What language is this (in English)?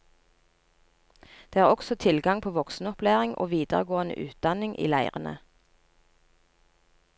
Norwegian